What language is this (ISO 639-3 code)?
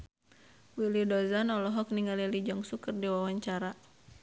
sun